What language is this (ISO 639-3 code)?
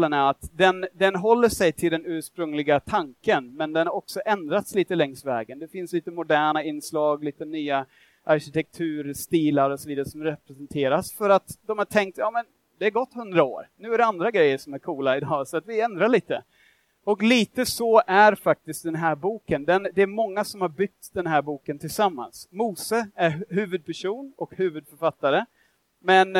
swe